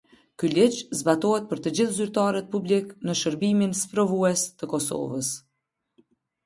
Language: Albanian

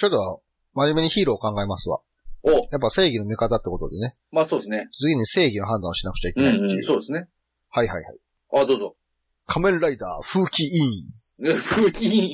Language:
Japanese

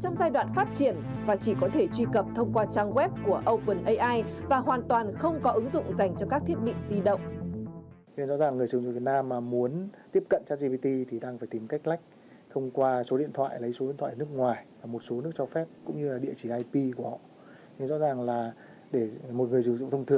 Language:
Vietnamese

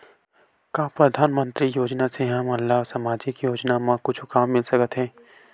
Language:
Chhattisgarhi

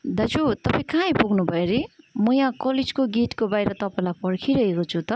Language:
Nepali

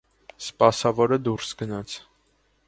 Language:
Armenian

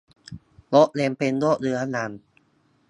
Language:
Thai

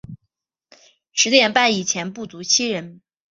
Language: Chinese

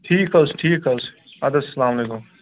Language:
Kashmiri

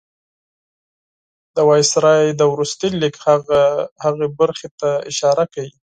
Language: Pashto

